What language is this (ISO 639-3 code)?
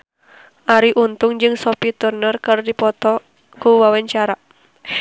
sun